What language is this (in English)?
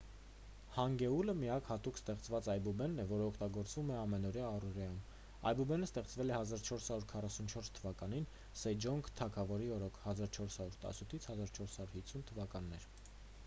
Armenian